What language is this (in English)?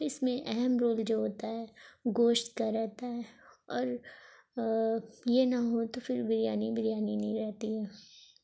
Urdu